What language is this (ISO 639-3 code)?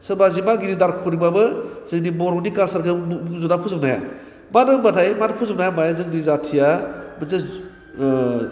brx